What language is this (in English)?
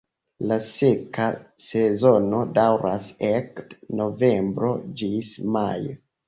Esperanto